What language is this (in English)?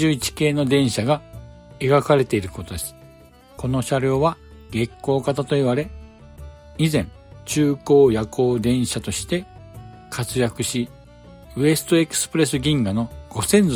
Japanese